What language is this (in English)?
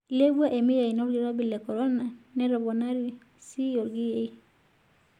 Masai